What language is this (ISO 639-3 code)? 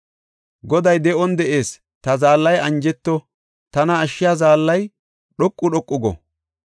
gof